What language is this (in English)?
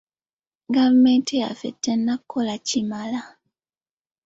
Ganda